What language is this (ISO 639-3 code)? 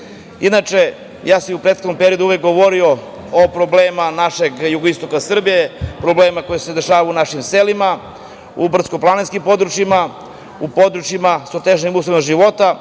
srp